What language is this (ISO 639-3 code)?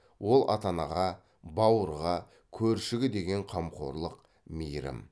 kaz